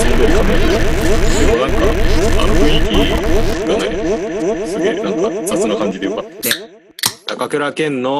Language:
Japanese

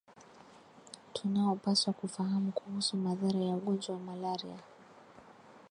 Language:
Swahili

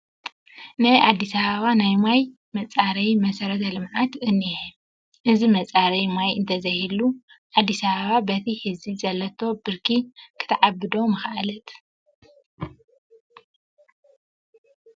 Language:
Tigrinya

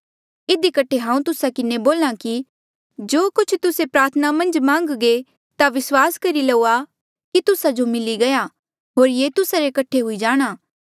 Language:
Mandeali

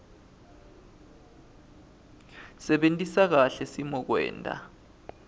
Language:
Swati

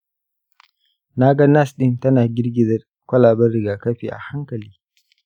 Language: Hausa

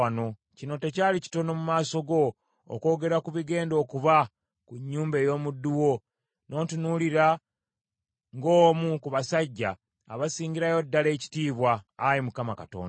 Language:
Ganda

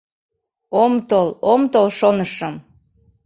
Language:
Mari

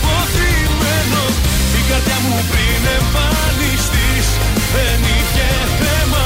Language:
Greek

